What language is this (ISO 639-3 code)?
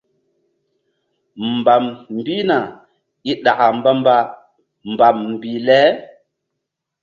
mdd